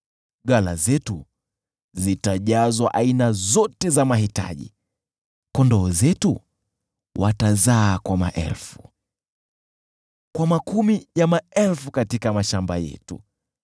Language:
Swahili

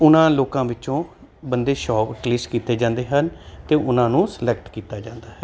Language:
Punjabi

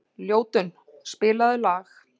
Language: Icelandic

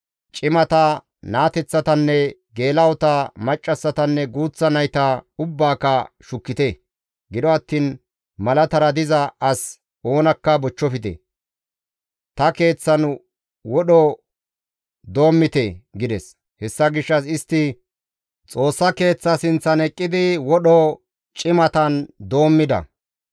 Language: Gamo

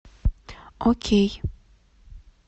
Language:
Russian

